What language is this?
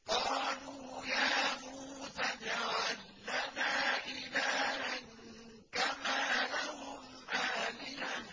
Arabic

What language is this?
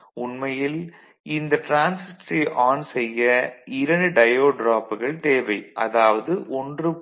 Tamil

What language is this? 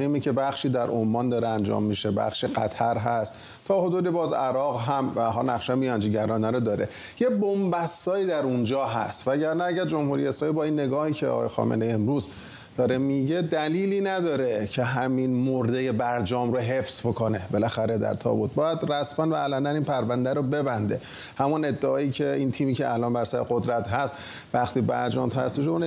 Persian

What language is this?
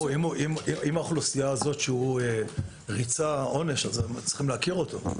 Hebrew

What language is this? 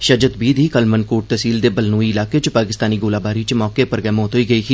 Dogri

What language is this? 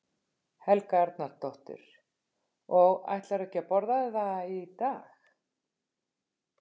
Icelandic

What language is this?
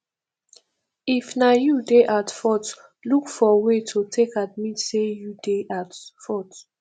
Nigerian Pidgin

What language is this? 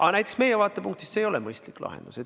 Estonian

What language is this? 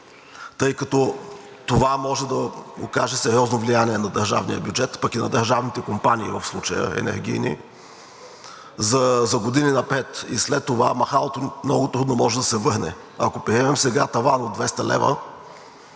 Bulgarian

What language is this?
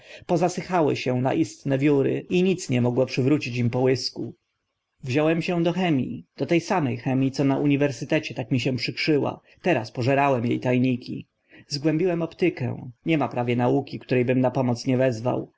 Polish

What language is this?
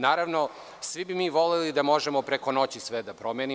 Serbian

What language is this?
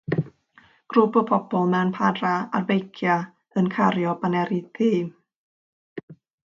Welsh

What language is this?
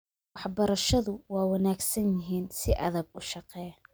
Somali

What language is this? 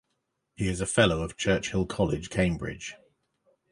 English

